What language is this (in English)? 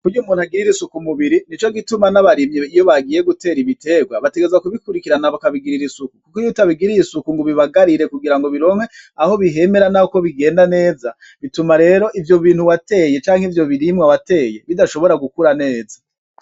Rundi